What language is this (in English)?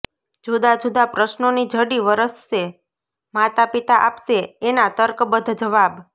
Gujarati